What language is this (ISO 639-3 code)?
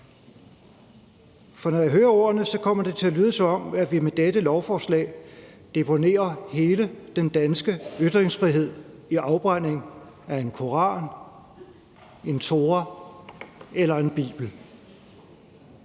dan